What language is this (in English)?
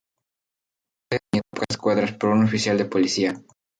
Spanish